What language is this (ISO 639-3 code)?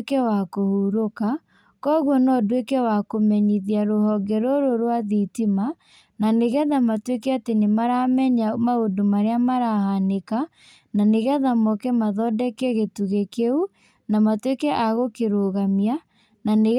kik